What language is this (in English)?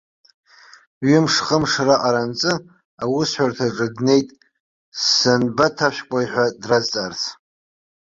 Abkhazian